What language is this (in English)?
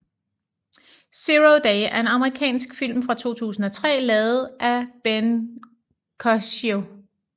Danish